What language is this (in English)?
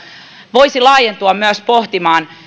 Finnish